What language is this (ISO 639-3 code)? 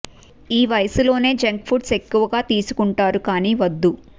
tel